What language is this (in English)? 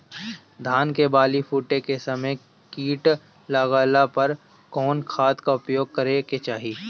Bhojpuri